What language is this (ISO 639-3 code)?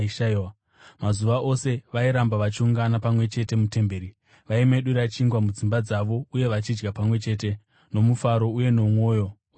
sna